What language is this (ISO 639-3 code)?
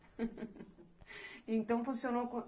por